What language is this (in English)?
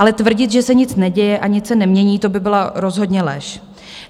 Czech